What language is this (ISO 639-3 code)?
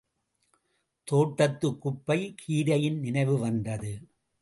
tam